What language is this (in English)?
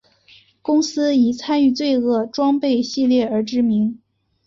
Chinese